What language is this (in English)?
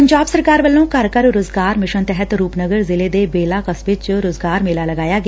Punjabi